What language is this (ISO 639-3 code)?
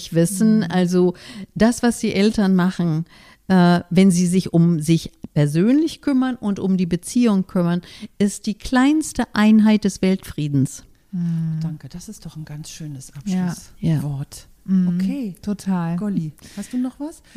deu